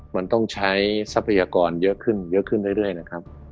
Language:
Thai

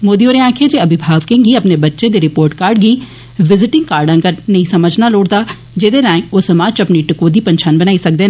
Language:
Dogri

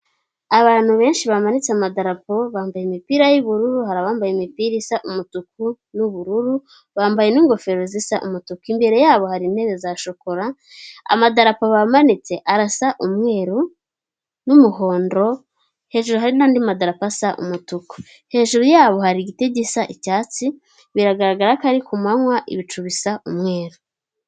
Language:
Kinyarwanda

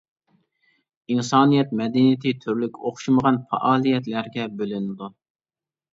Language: Uyghur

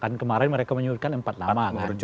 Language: Indonesian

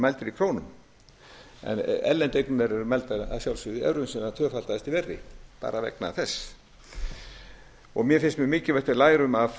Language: Icelandic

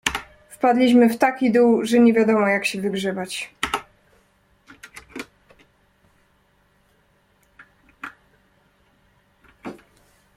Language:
Polish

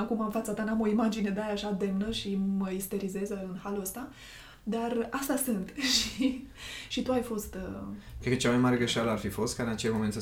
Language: Romanian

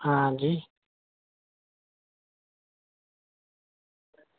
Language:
Dogri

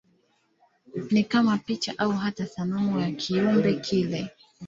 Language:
Swahili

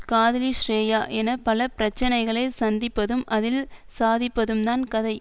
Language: Tamil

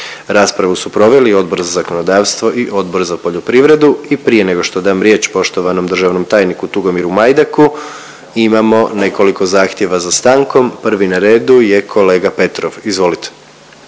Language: Croatian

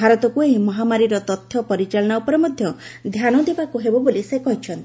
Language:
Odia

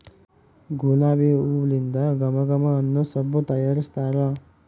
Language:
Kannada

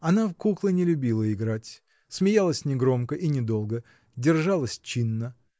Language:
Russian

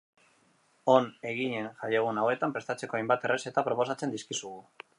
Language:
Basque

